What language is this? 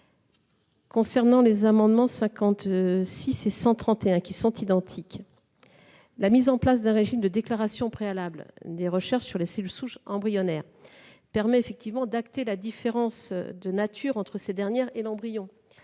French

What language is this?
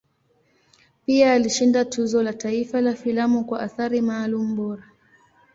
Swahili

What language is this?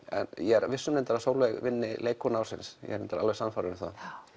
Icelandic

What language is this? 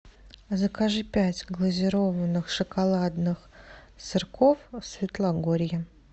Russian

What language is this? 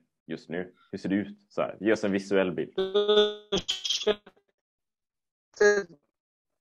Swedish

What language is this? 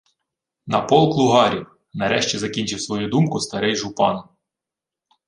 Ukrainian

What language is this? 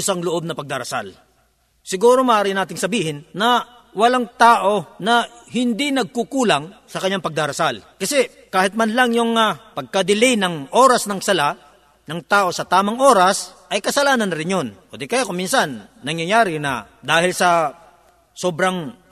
Filipino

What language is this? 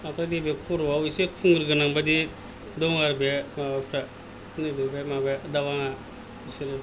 Bodo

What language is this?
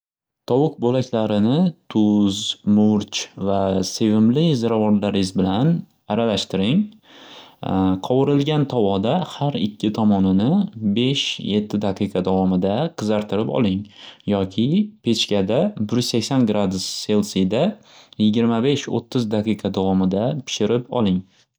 Uzbek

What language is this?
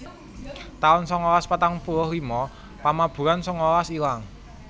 Javanese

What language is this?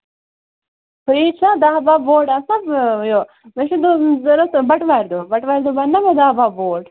Kashmiri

